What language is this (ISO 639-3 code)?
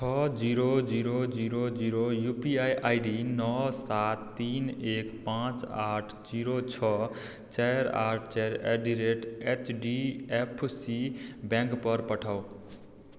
mai